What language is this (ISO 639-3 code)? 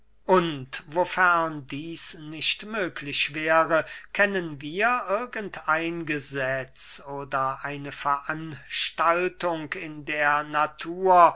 deu